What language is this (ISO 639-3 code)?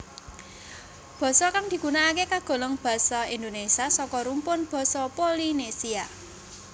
jav